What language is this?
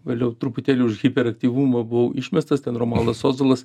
Lithuanian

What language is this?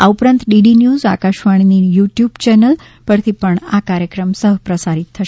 Gujarati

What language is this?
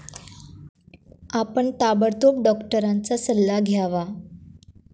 Marathi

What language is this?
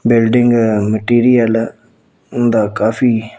Punjabi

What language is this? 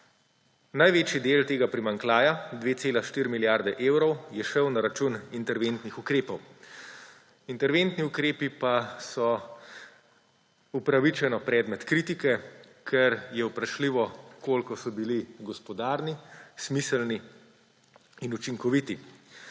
Slovenian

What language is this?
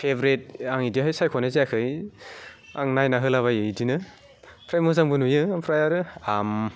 Bodo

